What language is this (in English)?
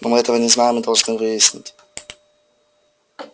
Russian